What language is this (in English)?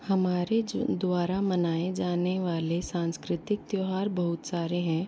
Hindi